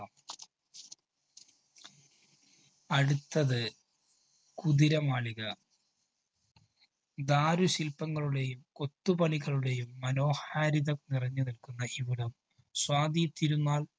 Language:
Malayalam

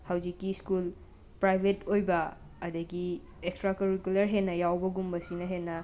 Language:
Manipuri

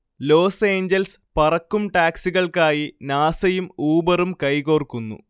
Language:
Malayalam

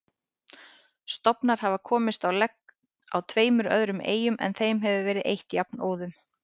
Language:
Icelandic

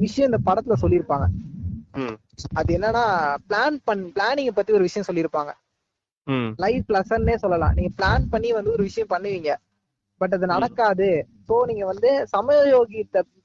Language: Tamil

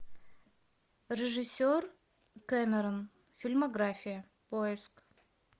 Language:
Russian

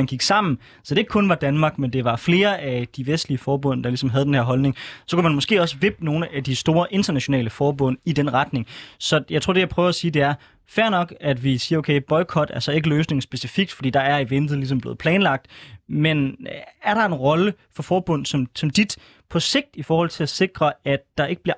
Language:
Danish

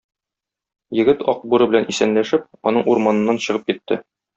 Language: Tatar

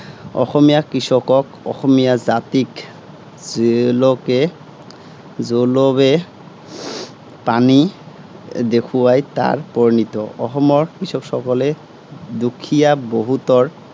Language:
Assamese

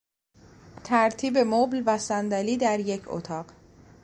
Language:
Persian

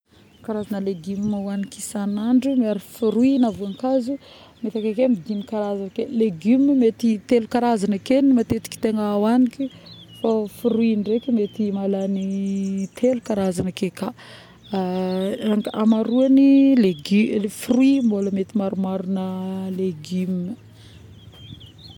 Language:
Northern Betsimisaraka Malagasy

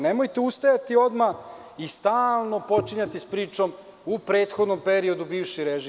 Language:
Serbian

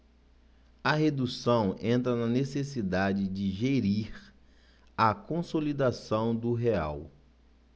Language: Portuguese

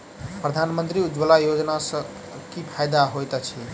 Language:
Maithili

